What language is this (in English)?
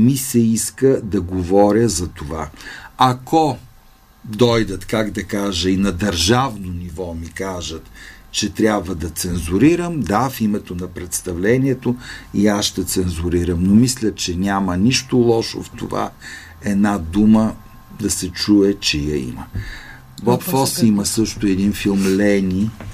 Bulgarian